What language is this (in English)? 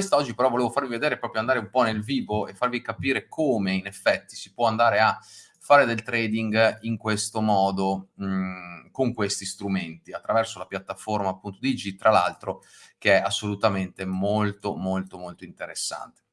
Italian